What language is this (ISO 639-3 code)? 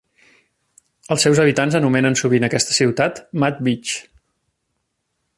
cat